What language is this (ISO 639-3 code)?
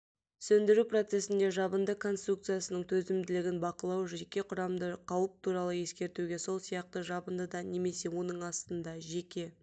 kaz